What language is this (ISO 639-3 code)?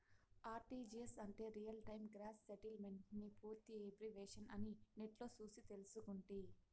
tel